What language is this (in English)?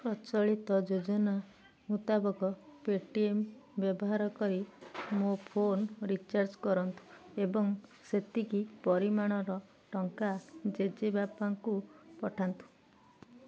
Odia